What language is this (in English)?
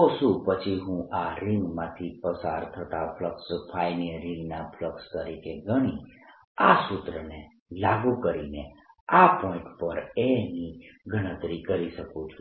Gujarati